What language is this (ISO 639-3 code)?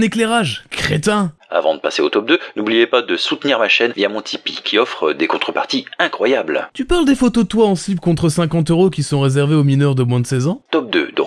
fra